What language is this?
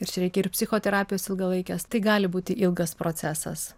Lithuanian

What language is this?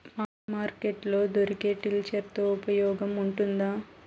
Telugu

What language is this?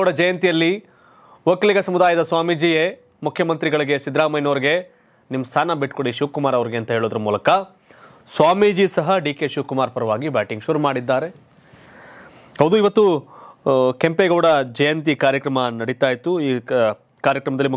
Kannada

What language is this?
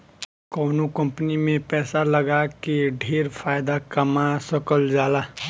Bhojpuri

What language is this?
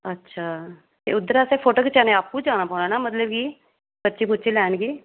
Dogri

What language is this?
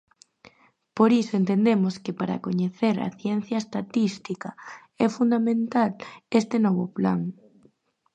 Galician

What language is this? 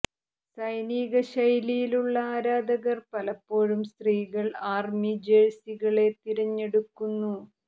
Malayalam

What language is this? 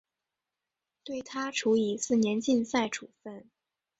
Chinese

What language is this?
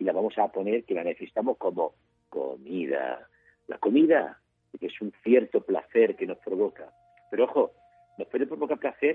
Spanish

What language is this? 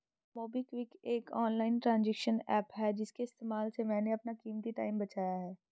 Hindi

